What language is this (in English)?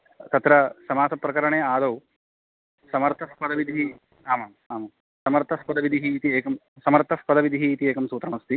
Sanskrit